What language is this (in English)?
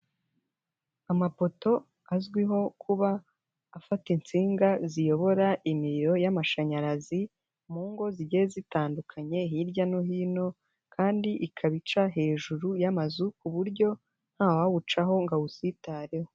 Kinyarwanda